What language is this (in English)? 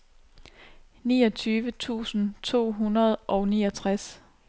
Danish